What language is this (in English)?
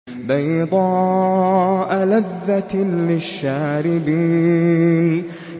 Arabic